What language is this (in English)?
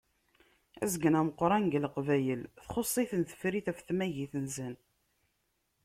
Kabyle